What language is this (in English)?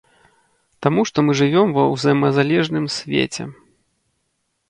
Belarusian